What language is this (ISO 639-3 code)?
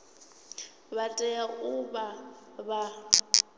ven